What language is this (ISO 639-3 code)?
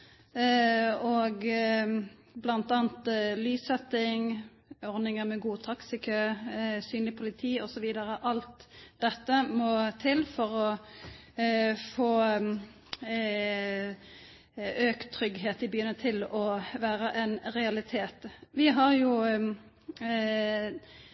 nno